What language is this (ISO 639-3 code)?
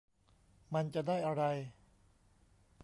tha